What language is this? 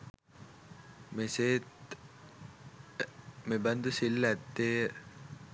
Sinhala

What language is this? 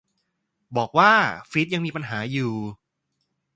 Thai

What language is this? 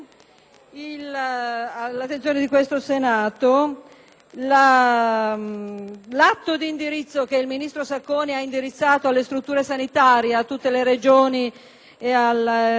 Italian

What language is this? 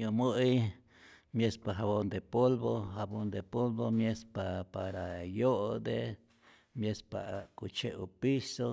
Rayón Zoque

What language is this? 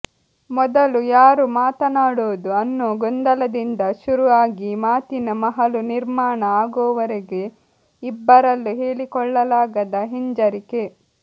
Kannada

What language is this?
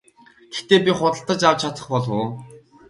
Mongolian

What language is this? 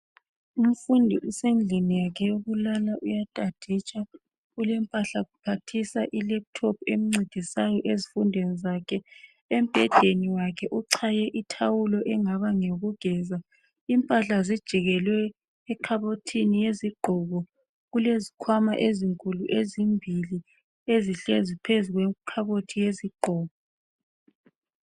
North Ndebele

